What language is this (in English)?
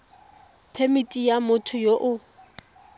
Tswana